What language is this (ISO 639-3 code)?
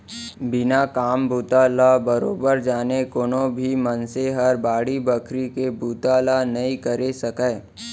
hne